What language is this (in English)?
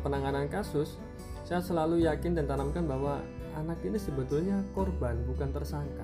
Indonesian